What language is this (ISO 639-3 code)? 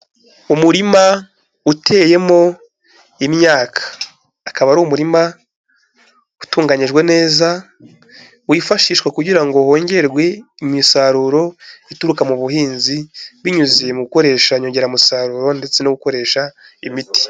kin